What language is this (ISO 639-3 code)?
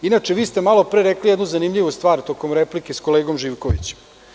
srp